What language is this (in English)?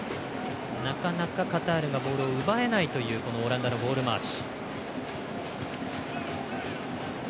Japanese